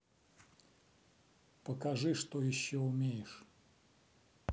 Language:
Russian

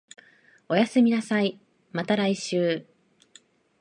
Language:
Japanese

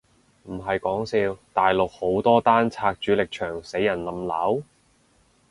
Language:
Cantonese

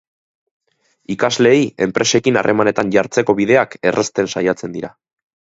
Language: Basque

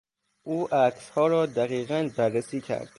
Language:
Persian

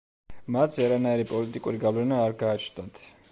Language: Georgian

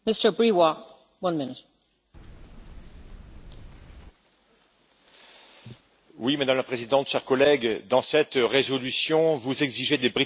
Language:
French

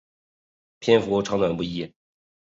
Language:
Chinese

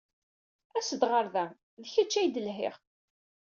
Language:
Kabyle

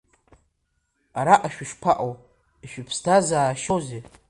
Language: Abkhazian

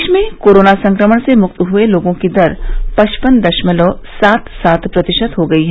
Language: Hindi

